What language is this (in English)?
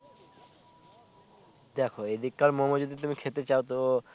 Bangla